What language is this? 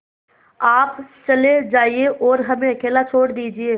Hindi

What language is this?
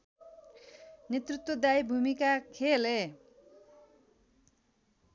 Nepali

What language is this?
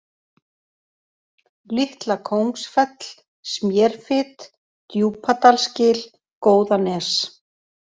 Icelandic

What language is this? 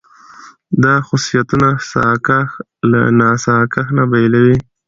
Pashto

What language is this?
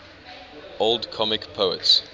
English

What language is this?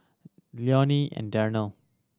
English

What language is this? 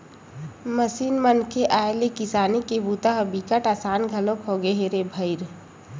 Chhattisgarhi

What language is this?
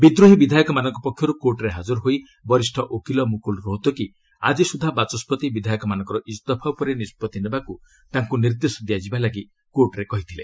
Odia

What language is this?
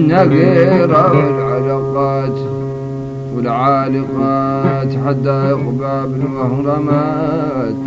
Arabic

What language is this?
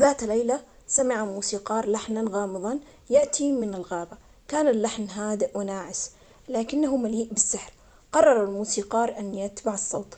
Omani Arabic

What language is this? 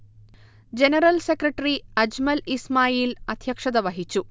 Malayalam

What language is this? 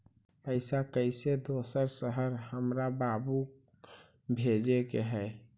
Magahi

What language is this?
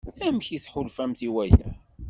Kabyle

